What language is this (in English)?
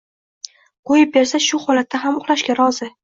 Uzbek